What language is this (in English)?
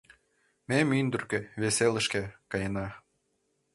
Mari